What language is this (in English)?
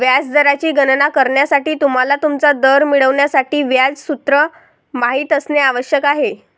Marathi